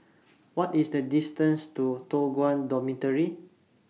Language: English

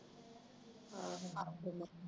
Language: Punjabi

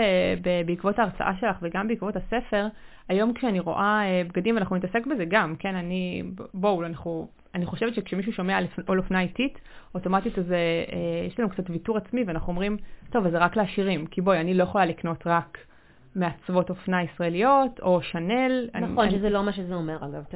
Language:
Hebrew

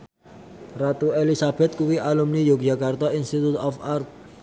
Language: Javanese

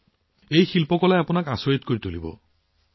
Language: Assamese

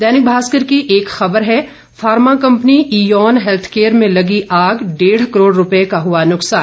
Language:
Hindi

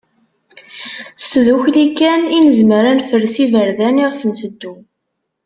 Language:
Kabyle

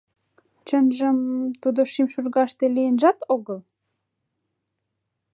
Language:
Mari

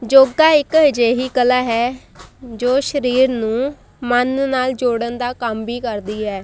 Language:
Punjabi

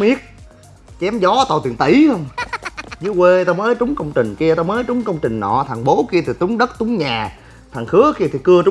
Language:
Vietnamese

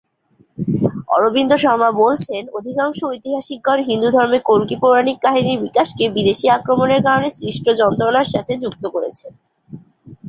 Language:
Bangla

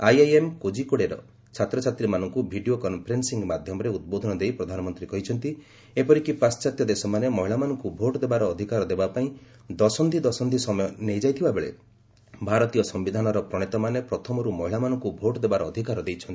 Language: Odia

